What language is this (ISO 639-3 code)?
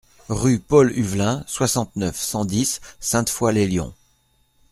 fra